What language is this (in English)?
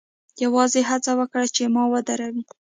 Pashto